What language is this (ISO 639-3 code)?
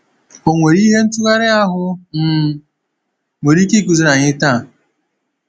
ibo